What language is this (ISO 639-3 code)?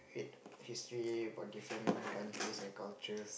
eng